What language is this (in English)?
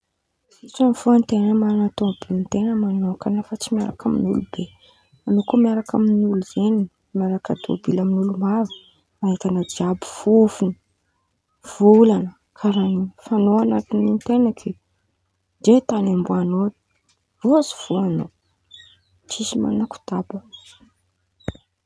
Antankarana Malagasy